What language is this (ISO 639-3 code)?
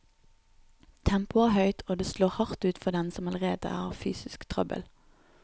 nor